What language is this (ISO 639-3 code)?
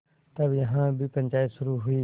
hin